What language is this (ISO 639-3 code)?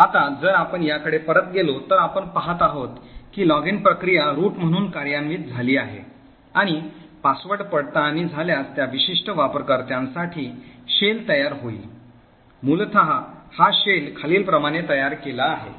mar